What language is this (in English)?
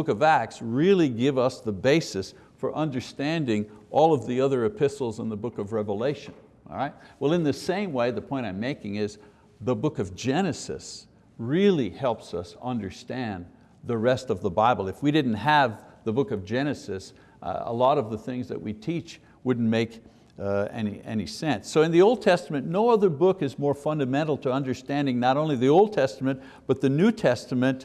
English